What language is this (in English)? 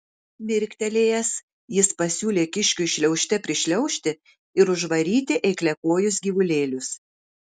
Lithuanian